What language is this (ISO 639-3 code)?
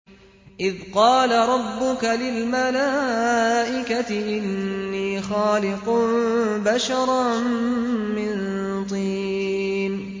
ara